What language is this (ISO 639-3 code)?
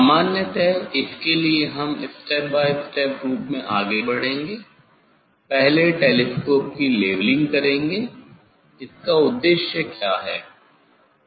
hin